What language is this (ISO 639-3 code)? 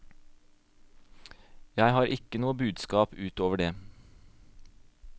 nor